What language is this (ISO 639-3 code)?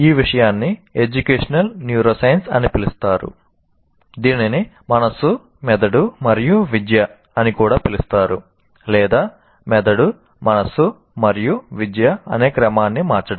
tel